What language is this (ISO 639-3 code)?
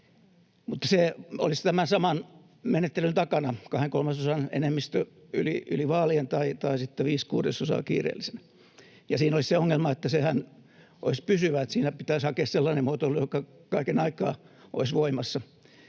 fin